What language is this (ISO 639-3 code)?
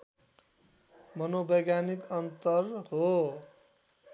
nep